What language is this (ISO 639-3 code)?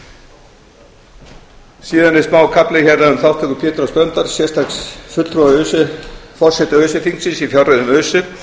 isl